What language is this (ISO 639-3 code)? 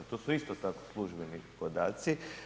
hrv